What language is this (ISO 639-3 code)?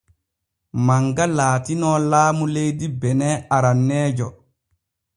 fue